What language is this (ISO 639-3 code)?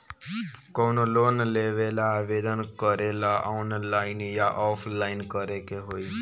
bho